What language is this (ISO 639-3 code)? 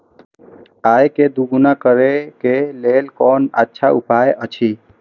mai